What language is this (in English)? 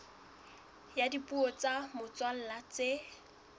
Southern Sotho